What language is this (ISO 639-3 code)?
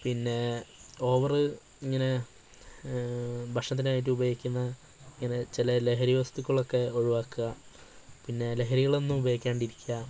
mal